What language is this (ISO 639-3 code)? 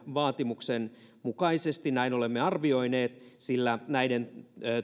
fin